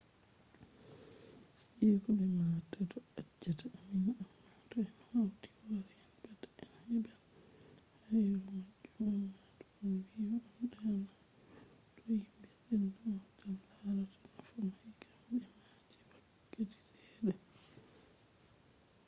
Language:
Fula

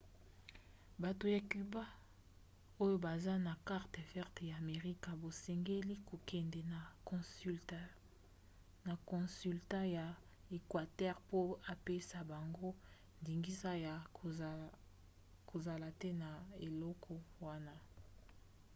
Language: Lingala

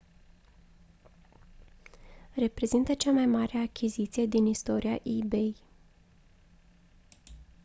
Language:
Romanian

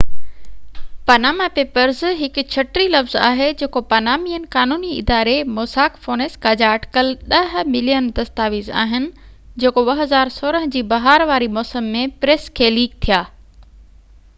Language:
Sindhi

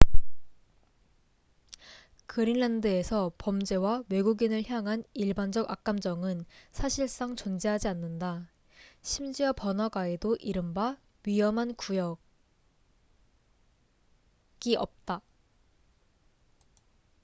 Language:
Korean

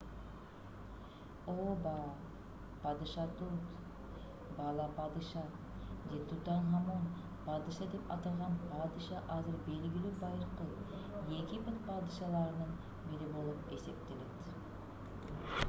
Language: Kyrgyz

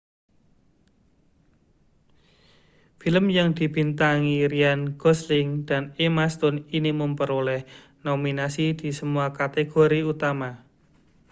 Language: Indonesian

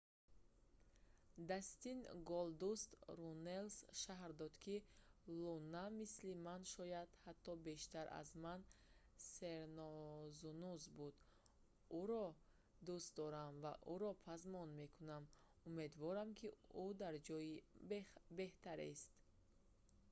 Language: Tajik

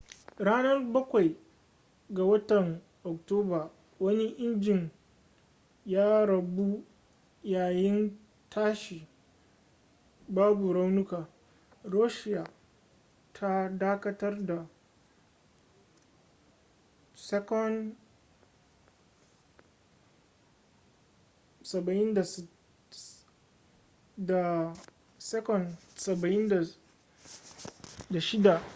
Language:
Hausa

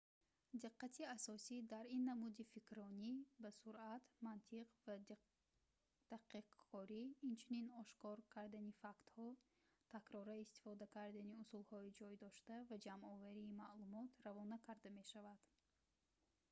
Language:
Tajik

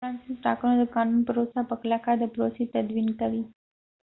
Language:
Pashto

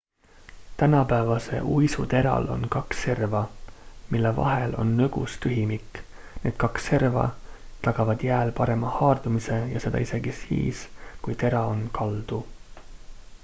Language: Estonian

